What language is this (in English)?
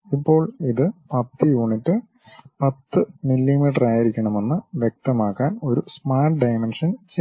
Malayalam